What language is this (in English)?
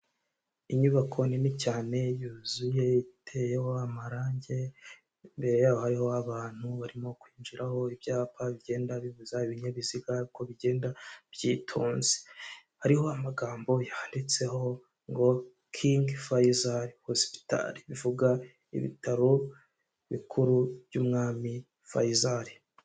Kinyarwanda